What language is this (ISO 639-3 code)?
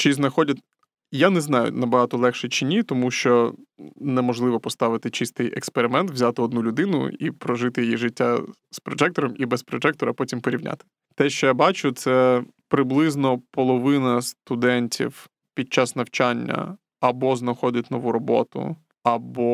ukr